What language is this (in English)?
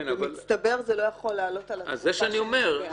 Hebrew